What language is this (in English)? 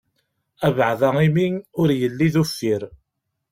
Kabyle